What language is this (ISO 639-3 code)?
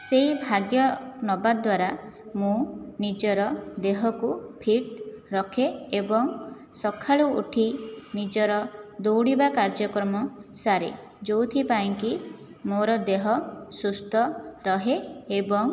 ori